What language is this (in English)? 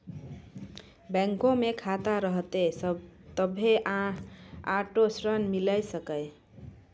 Maithili